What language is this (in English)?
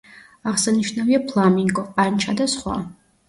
Georgian